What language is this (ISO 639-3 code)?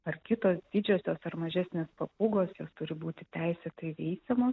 lit